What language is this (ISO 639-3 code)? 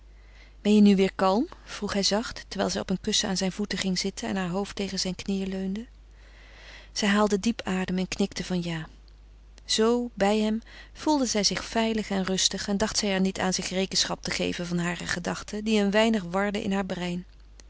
nld